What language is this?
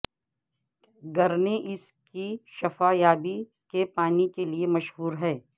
Urdu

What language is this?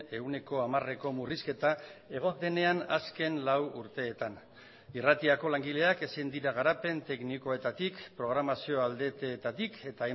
Basque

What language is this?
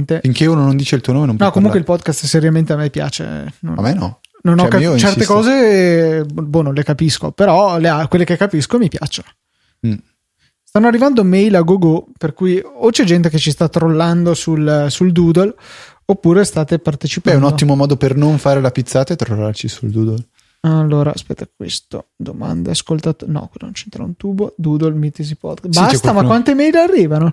Italian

